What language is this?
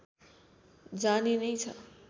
Nepali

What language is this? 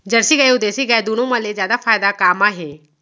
Chhattisgarhi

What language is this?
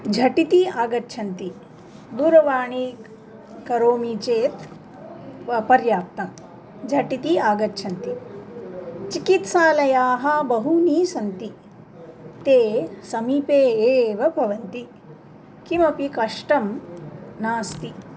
Sanskrit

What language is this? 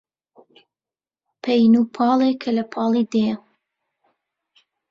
Central Kurdish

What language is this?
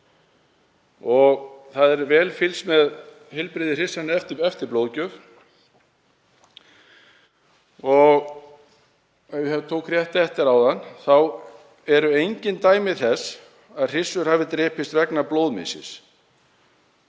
Icelandic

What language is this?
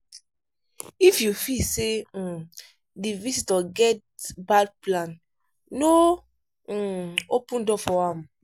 Nigerian Pidgin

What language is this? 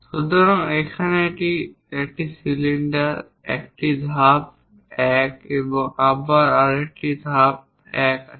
Bangla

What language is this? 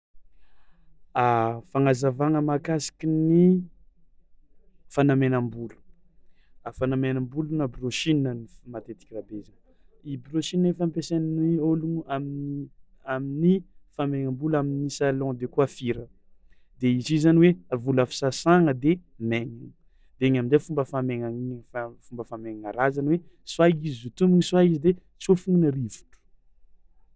Tsimihety Malagasy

